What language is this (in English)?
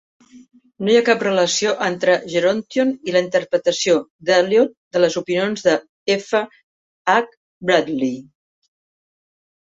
Catalan